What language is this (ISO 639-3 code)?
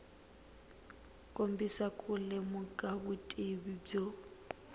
tso